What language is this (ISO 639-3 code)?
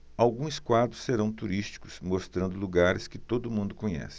por